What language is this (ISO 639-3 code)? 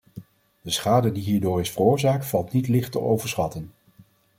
nld